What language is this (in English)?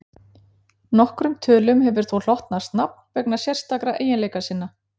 Icelandic